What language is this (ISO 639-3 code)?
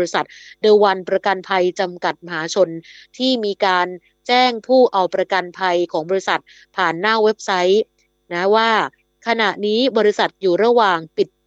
tha